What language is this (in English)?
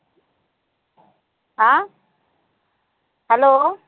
Marathi